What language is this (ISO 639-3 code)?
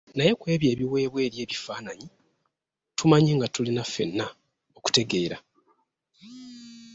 lug